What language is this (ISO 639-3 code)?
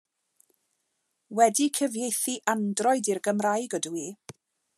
cym